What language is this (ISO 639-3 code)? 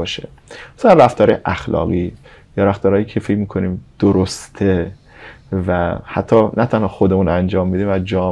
fas